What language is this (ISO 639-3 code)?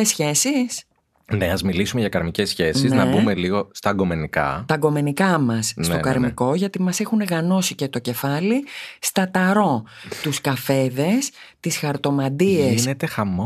ell